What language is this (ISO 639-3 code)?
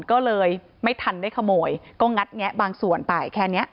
tha